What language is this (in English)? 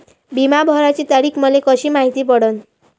Marathi